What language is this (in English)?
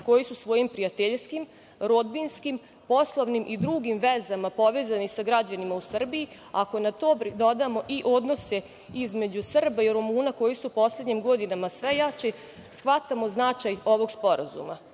Serbian